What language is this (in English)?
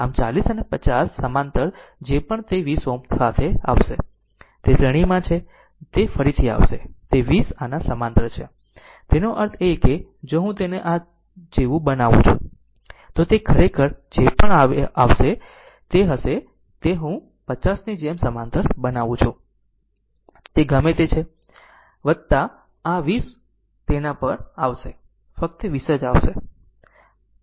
Gujarati